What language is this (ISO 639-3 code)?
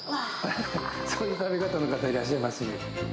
jpn